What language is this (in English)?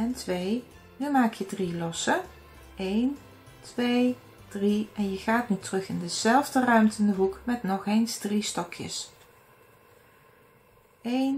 Dutch